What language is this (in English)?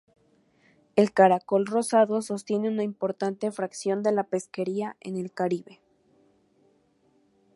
Spanish